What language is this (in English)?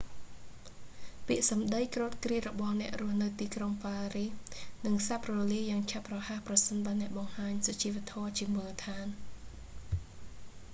Khmer